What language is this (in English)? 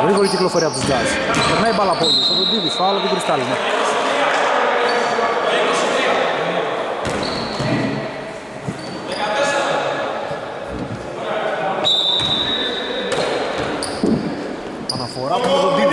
Greek